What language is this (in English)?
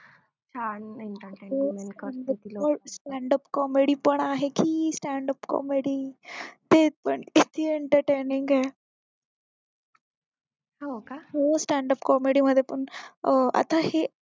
Marathi